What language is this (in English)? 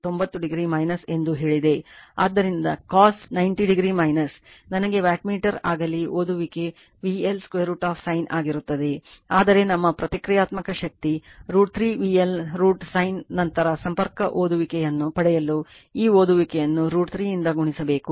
Kannada